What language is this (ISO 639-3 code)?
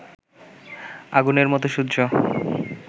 ben